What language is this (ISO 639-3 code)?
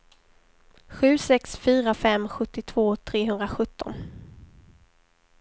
swe